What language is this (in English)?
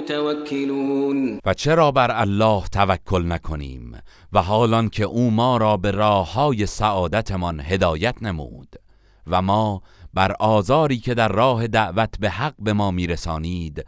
Persian